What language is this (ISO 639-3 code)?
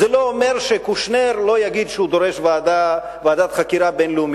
heb